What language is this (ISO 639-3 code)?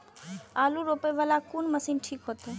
mai